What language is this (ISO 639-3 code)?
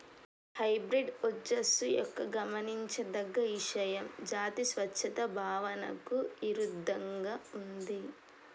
tel